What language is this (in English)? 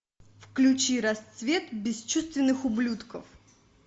Russian